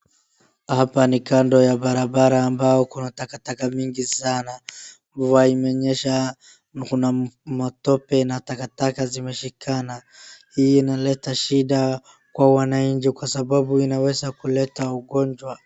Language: Swahili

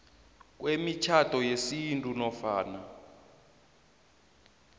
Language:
South Ndebele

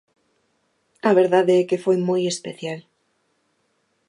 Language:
Galician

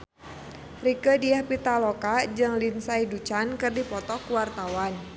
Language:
Sundanese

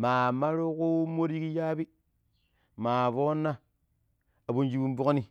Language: Pero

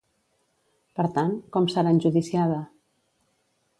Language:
Catalan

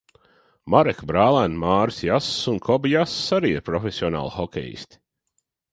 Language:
Latvian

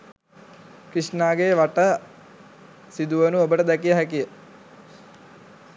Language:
Sinhala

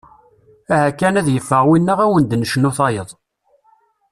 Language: Kabyle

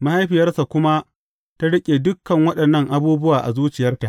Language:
Hausa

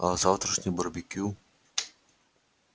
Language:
Russian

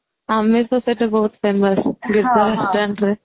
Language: Odia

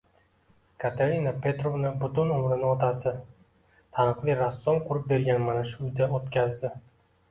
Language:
Uzbek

